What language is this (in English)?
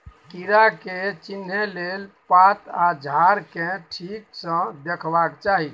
Maithili